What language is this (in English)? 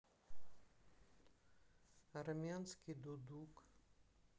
Russian